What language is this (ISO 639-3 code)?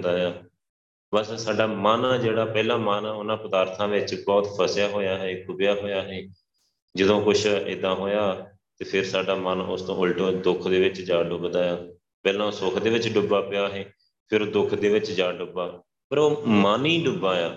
pan